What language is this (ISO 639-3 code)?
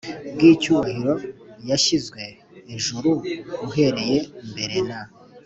kin